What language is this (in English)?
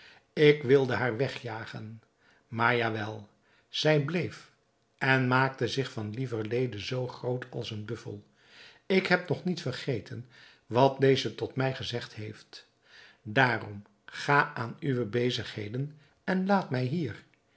Dutch